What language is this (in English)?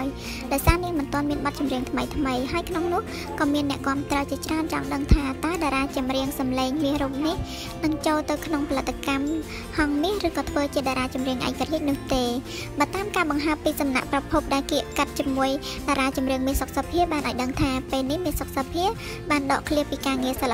Thai